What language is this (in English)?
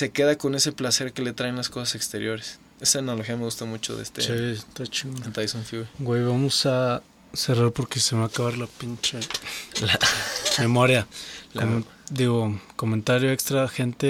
Spanish